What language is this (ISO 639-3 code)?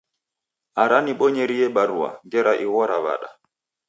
dav